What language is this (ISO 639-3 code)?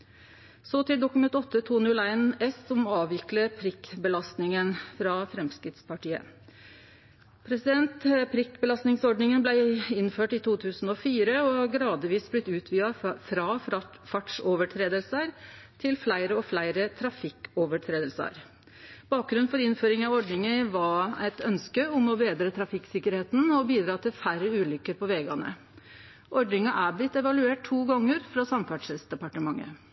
nno